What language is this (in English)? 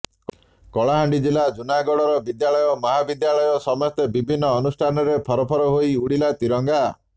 Odia